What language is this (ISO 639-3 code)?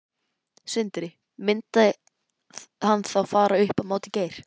isl